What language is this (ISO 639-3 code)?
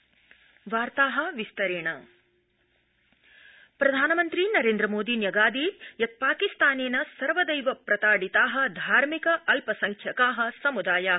san